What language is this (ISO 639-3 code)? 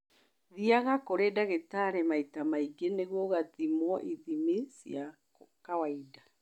kik